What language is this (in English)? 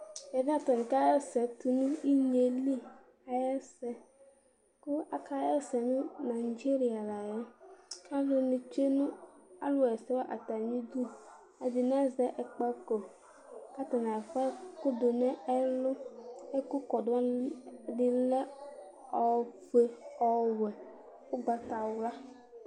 Ikposo